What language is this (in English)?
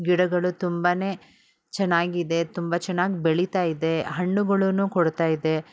Kannada